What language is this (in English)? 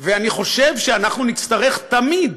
Hebrew